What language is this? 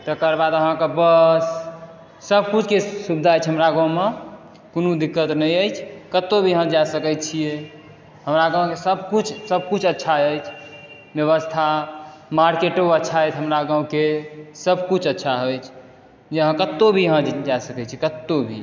Maithili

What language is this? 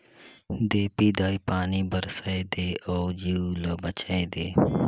Chhattisgarhi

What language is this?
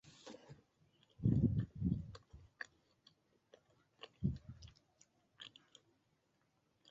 Chinese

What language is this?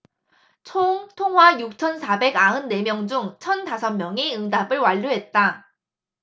Korean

